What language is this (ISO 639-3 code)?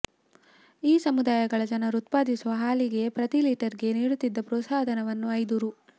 kan